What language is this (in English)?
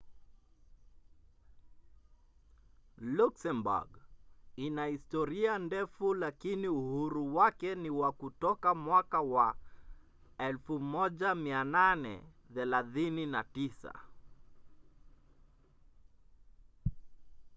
Swahili